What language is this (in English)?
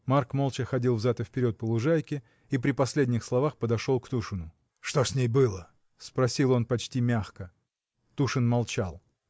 Russian